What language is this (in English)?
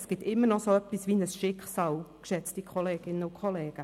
Swiss German